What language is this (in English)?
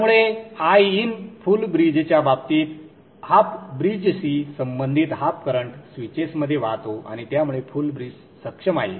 Marathi